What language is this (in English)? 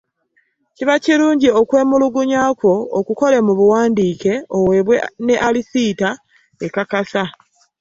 Ganda